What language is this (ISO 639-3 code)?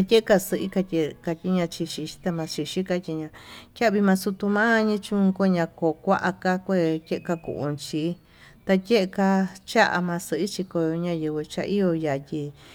mtu